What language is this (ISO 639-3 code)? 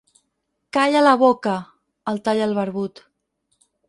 cat